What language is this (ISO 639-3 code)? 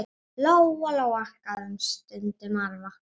isl